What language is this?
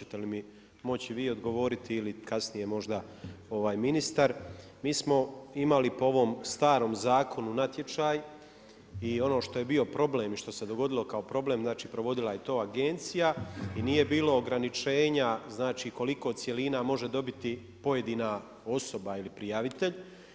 Croatian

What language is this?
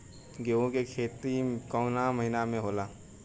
Bhojpuri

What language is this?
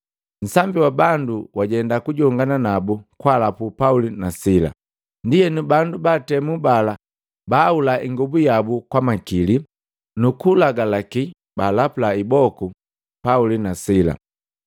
Matengo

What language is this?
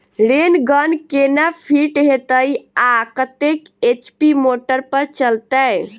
Maithili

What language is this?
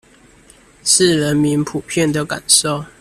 Chinese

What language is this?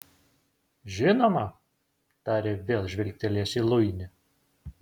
Lithuanian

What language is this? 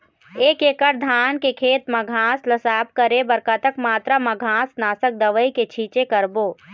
Chhattisgarhi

